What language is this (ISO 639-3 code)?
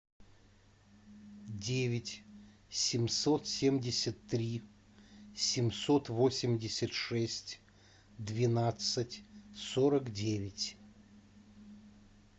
rus